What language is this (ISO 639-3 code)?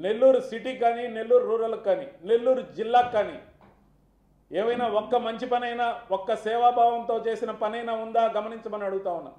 tel